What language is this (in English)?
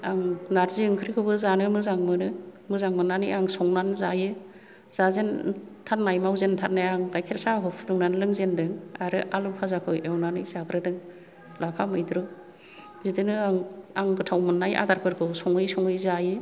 Bodo